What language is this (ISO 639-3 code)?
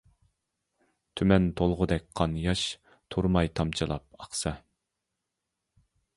uig